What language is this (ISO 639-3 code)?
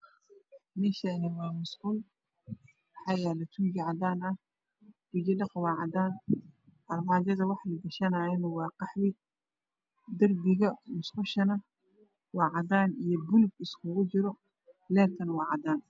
som